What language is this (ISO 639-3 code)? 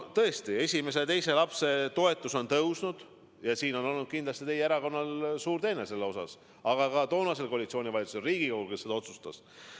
est